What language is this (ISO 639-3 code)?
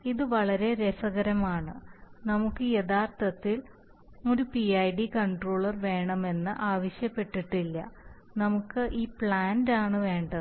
mal